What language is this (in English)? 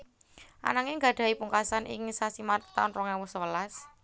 Javanese